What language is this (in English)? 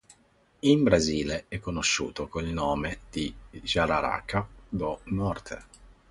Italian